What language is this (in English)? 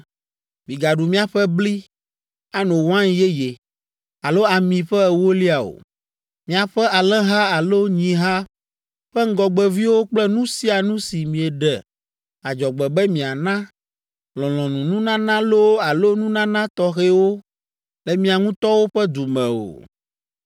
Ewe